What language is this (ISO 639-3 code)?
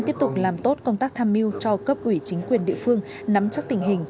vie